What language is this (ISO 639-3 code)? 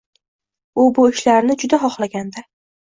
uzb